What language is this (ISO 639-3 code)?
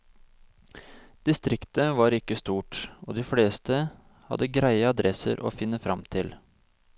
nor